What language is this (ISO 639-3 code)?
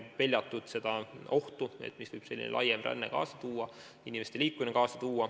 est